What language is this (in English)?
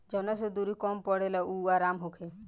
Bhojpuri